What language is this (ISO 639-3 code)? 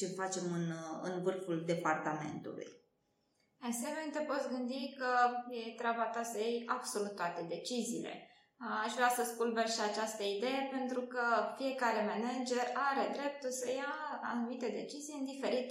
ron